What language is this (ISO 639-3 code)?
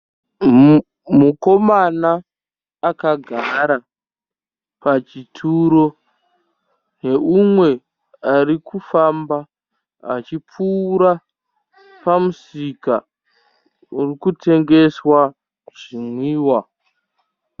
sna